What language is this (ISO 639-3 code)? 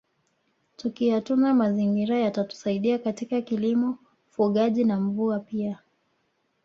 swa